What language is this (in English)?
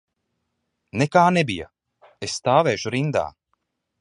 Latvian